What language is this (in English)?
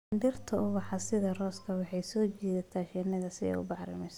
Somali